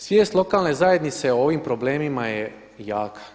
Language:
Croatian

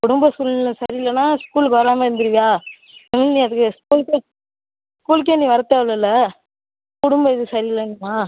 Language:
Tamil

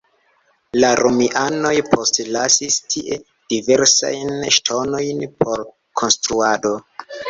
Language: Esperanto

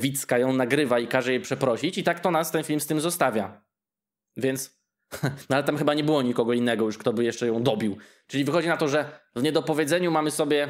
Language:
Polish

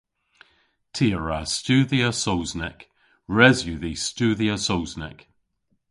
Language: Cornish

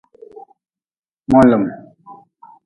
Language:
Nawdm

